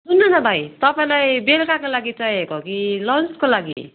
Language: Nepali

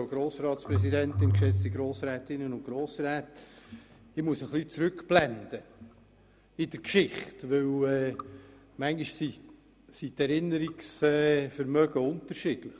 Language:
Swiss German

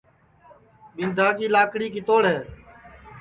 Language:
Sansi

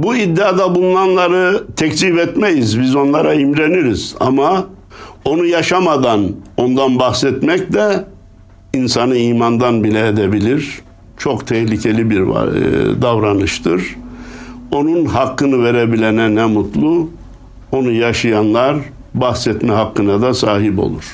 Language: Turkish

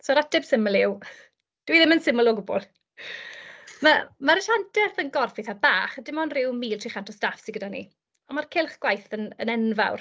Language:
Welsh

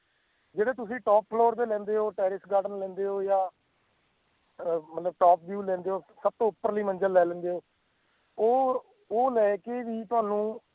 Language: Punjabi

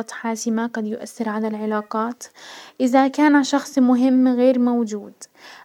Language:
Hijazi Arabic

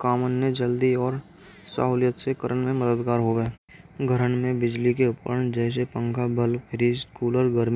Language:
Braj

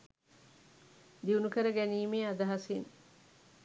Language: Sinhala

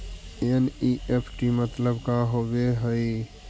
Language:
Magahi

